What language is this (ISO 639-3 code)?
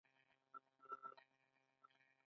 pus